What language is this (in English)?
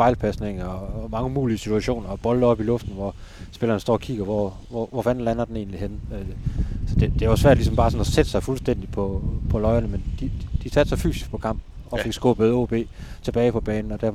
Danish